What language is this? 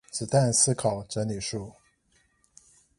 Chinese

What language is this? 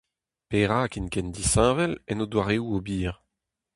Breton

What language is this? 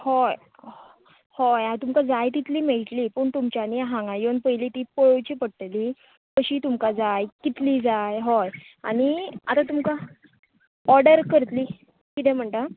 Konkani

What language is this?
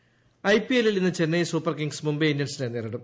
Malayalam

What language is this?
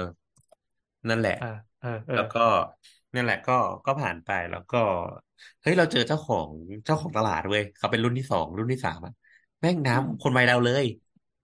Thai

